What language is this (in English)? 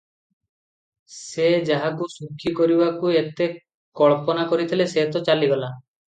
Odia